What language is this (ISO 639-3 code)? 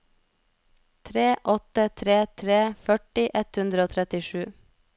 nor